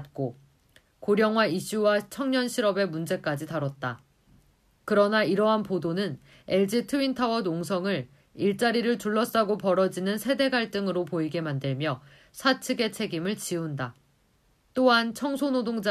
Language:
Korean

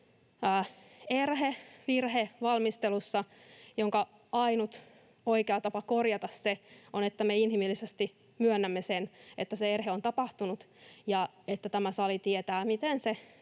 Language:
Finnish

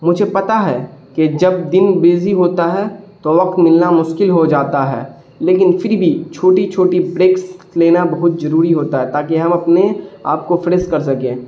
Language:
Urdu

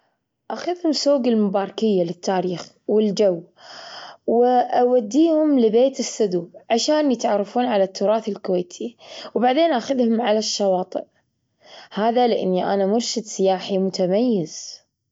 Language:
Gulf Arabic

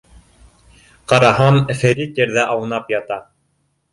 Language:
Bashkir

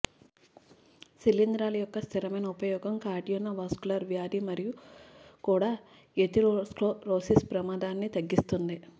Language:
Telugu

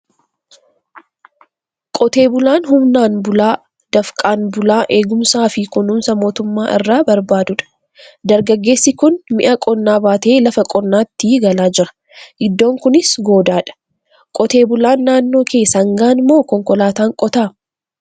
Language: Oromo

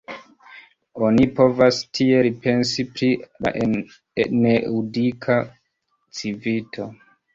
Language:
Esperanto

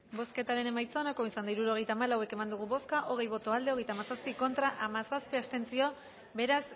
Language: Basque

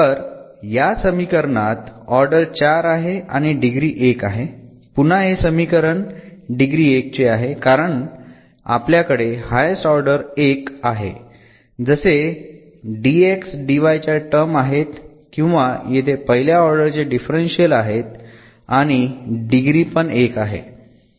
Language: Marathi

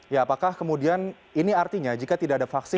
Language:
Indonesian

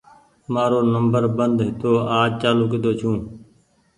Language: Goaria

